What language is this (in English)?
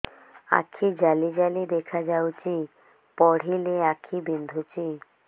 Odia